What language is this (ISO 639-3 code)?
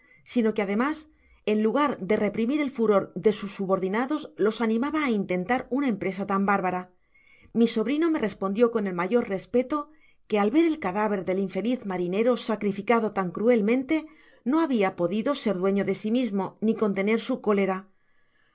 spa